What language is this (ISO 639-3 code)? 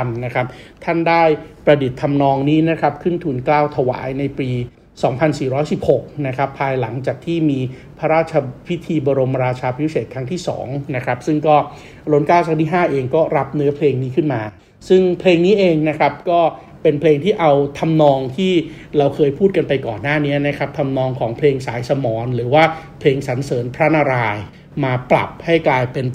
tha